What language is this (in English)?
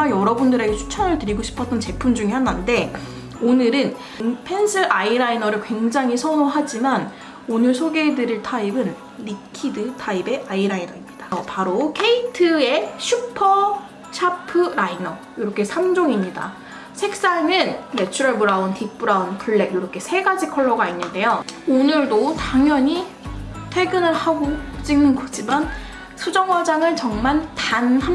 Korean